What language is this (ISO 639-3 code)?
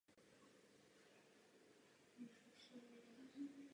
ces